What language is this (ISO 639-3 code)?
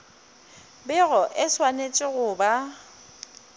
nso